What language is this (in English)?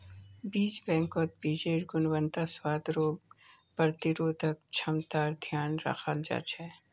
Magahi